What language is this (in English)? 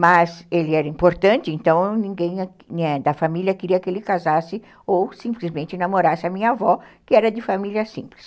Portuguese